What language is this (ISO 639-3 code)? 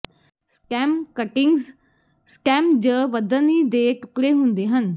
pan